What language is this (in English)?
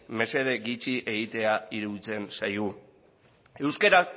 Basque